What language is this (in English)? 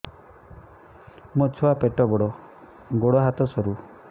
Odia